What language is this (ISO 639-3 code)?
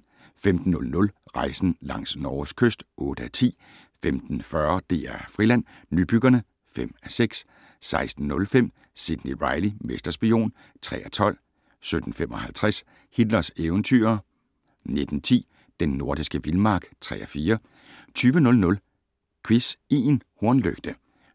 dan